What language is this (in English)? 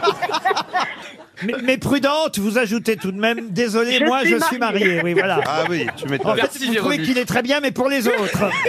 French